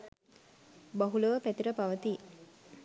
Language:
Sinhala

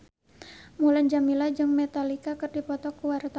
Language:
Sundanese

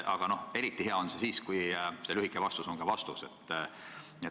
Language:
Estonian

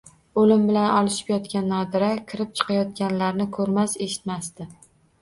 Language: Uzbek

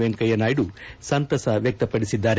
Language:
Kannada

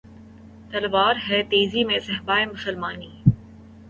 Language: Urdu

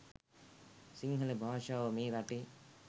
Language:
Sinhala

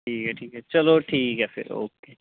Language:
Dogri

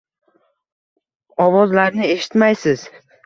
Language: Uzbek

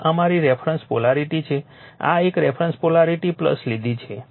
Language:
Gujarati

